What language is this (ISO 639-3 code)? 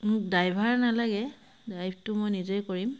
asm